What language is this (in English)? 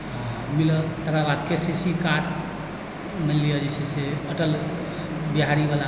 Maithili